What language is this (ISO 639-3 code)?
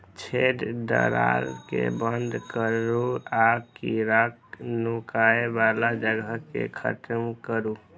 mai